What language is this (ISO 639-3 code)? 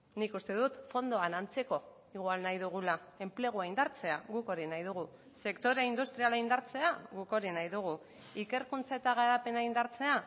eus